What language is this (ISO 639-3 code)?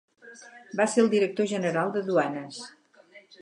cat